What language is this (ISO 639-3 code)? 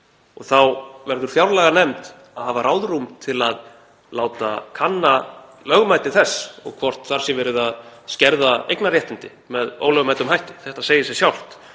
isl